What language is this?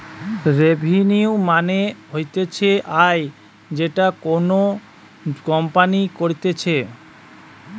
Bangla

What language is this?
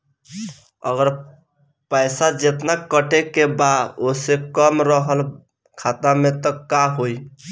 Bhojpuri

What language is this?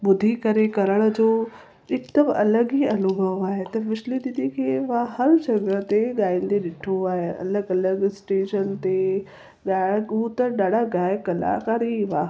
Sindhi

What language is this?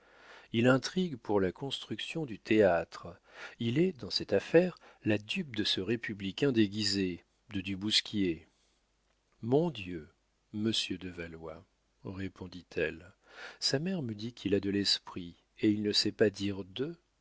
French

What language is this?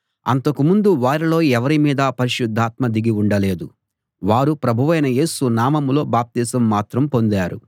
Telugu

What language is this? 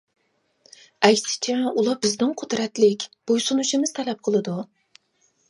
Uyghur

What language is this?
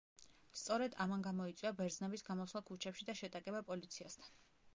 Georgian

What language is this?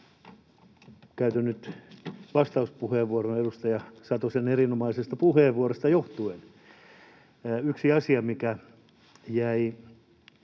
Finnish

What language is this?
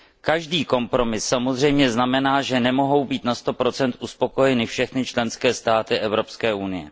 Czech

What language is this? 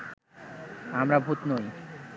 Bangla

